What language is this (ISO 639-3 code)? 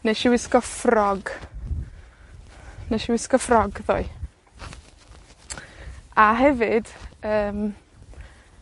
cym